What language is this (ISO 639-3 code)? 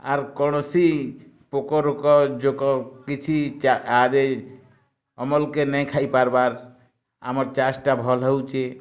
ori